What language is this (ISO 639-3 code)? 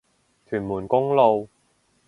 yue